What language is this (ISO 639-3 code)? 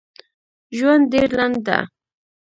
pus